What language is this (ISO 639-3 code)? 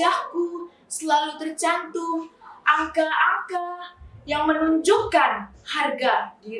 ind